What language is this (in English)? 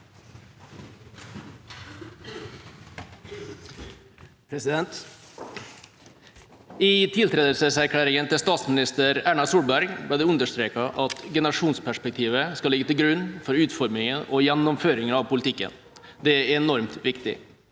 Norwegian